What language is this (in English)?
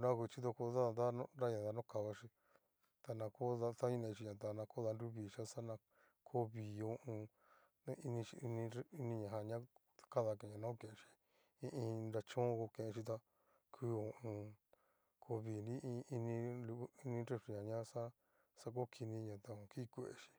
Cacaloxtepec Mixtec